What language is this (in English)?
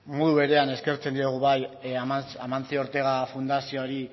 Basque